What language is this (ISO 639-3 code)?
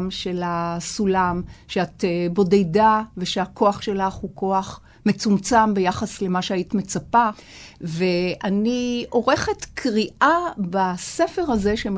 heb